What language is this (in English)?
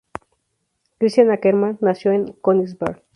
Spanish